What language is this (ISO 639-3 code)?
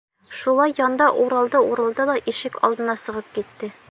bak